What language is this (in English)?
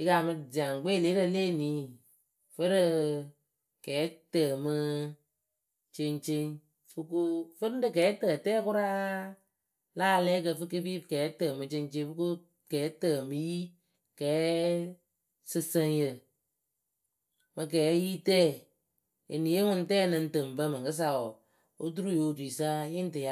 Akebu